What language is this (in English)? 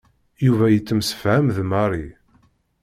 Kabyle